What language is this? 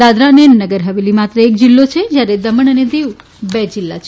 Gujarati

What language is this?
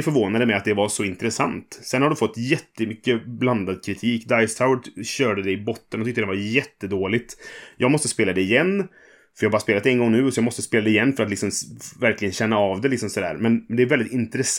Swedish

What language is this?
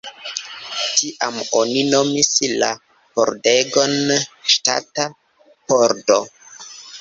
Esperanto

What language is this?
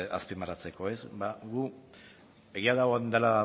Basque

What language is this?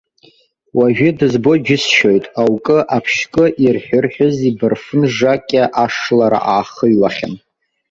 Abkhazian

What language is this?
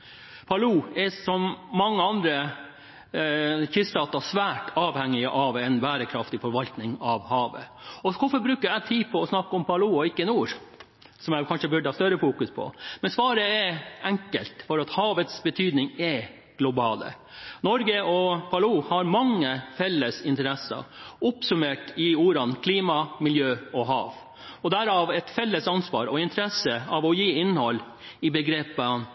Norwegian Bokmål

